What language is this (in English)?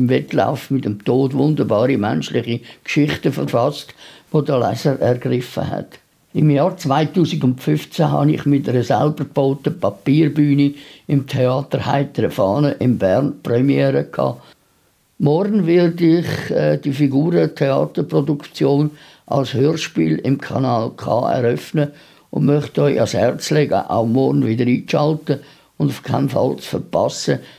German